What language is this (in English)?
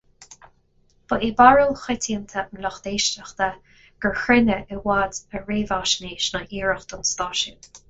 Irish